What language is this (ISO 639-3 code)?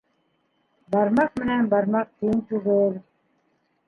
bak